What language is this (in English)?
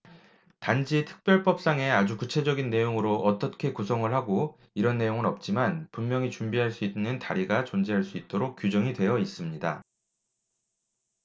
Korean